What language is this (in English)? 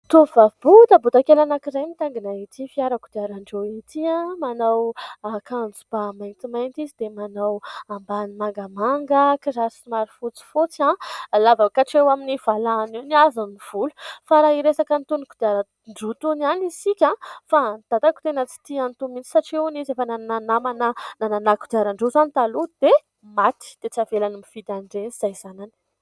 Malagasy